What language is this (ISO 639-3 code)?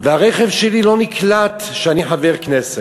heb